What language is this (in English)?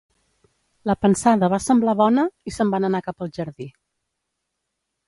Catalan